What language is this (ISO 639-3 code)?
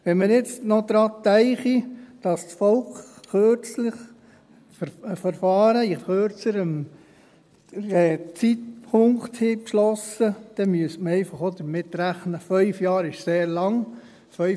gsw